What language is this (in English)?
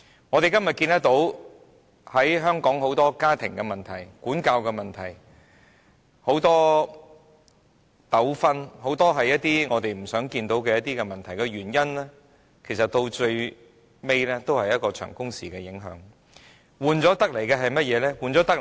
Cantonese